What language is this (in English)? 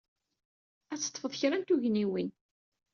Kabyle